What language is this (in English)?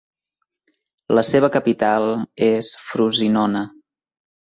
Catalan